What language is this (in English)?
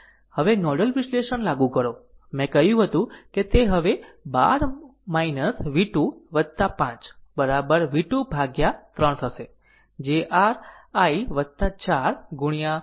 Gujarati